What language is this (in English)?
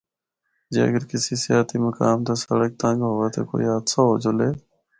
Northern Hindko